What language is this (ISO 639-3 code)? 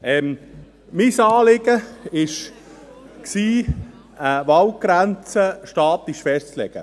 gsw